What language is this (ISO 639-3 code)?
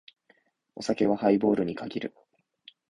jpn